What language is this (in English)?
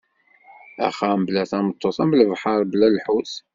Kabyle